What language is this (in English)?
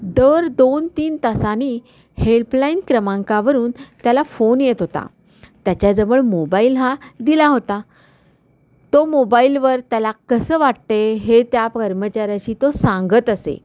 Marathi